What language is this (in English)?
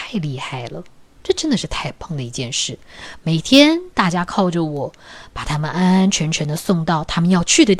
Chinese